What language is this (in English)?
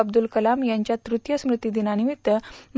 Marathi